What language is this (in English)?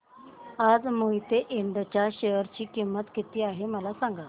Marathi